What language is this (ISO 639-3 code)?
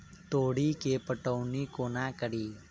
mai